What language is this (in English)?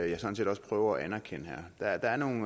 Danish